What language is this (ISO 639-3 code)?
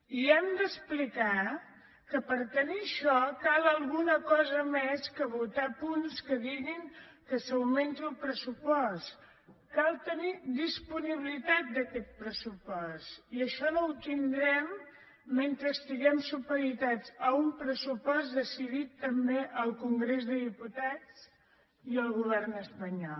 cat